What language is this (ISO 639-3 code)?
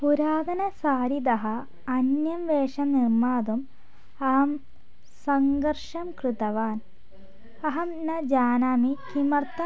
san